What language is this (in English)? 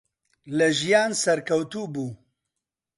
Central Kurdish